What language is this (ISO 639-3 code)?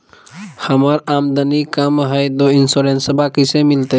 mag